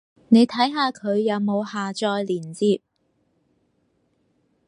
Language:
Cantonese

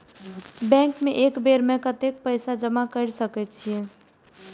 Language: Maithili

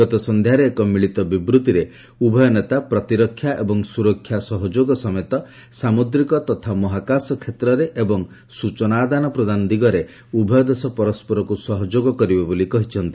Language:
Odia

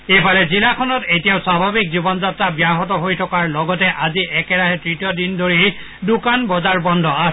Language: Assamese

